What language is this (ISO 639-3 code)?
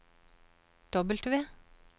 nor